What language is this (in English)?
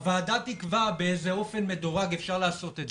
Hebrew